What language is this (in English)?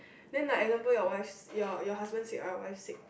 English